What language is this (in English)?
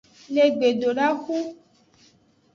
Aja (Benin)